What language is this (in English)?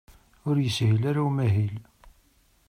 Kabyle